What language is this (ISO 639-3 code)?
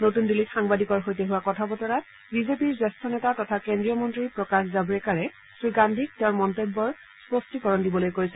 asm